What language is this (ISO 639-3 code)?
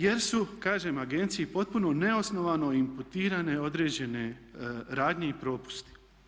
hrv